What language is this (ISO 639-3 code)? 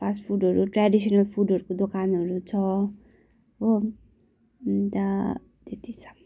nep